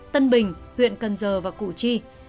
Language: Vietnamese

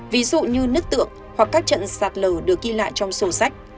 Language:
Vietnamese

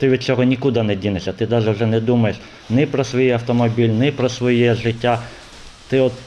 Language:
Ukrainian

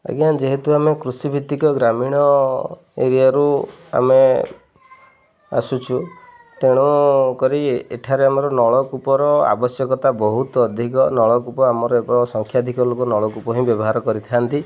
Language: Odia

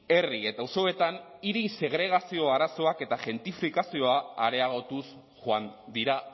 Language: Basque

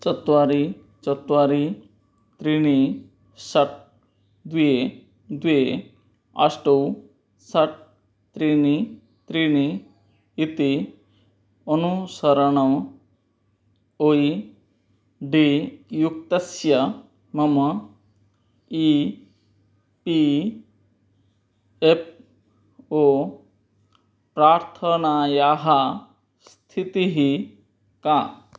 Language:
Sanskrit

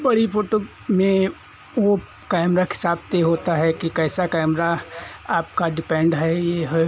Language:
Hindi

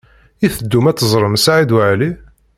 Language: Kabyle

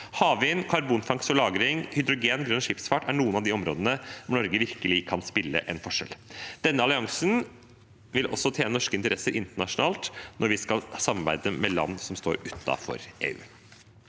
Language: Norwegian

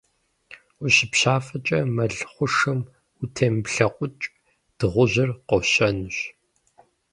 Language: Kabardian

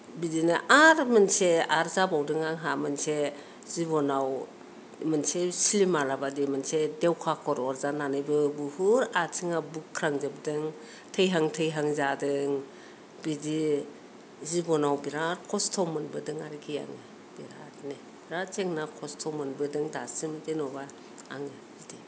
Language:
Bodo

